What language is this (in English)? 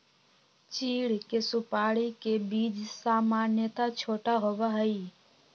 Magahi